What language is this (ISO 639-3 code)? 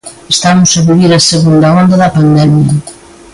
glg